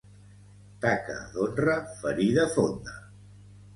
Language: Catalan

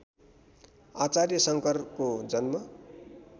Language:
Nepali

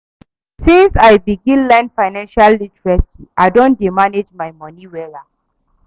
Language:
Nigerian Pidgin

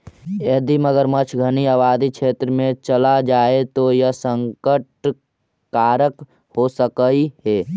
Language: Magahi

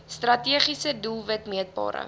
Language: Afrikaans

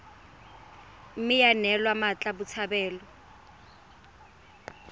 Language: Tswana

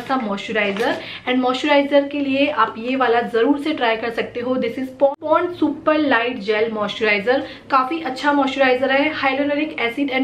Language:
Hindi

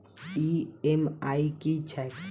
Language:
Maithili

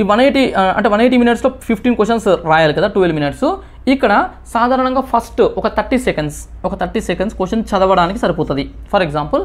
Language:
Telugu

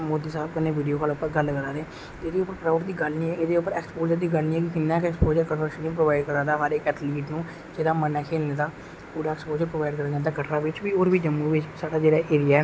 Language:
Dogri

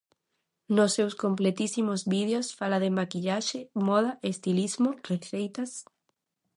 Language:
Galician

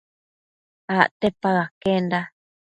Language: Matsés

